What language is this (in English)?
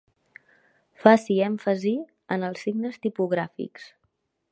Catalan